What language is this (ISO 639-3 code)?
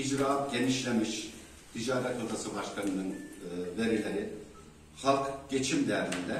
tur